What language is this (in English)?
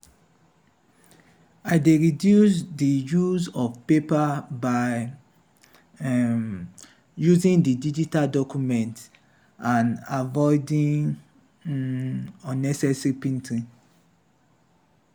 Nigerian Pidgin